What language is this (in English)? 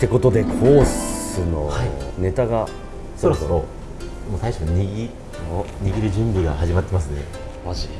Japanese